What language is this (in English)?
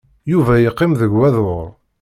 Kabyle